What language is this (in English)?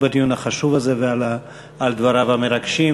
Hebrew